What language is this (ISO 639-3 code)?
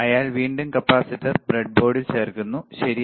mal